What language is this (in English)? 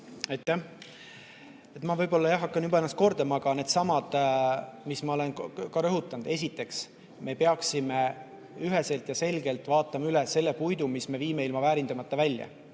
Estonian